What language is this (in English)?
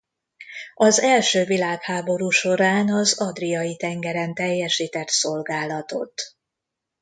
Hungarian